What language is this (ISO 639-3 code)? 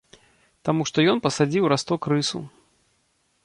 bel